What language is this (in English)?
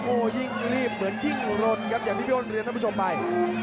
Thai